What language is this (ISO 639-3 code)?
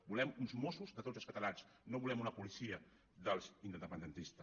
cat